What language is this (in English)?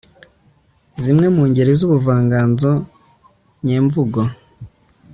Kinyarwanda